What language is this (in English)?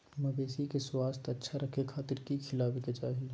Magahi